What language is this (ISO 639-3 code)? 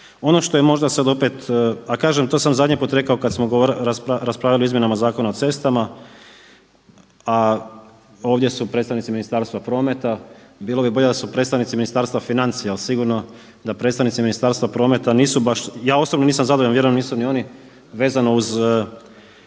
hrv